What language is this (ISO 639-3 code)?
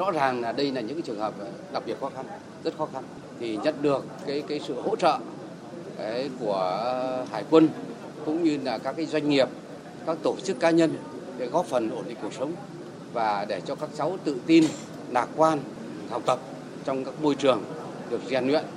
vie